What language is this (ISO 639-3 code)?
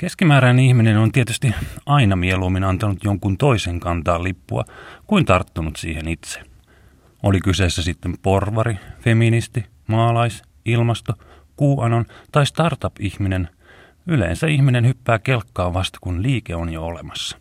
fin